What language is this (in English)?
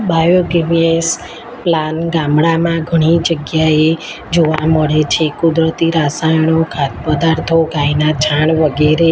Gujarati